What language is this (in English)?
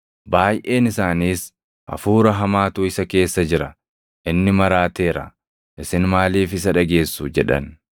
Oromo